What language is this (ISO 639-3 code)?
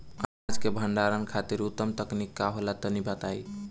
bho